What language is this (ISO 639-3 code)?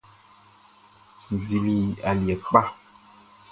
bci